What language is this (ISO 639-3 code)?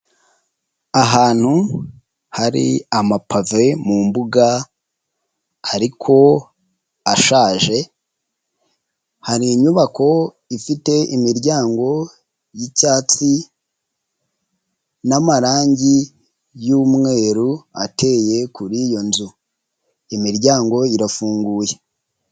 kin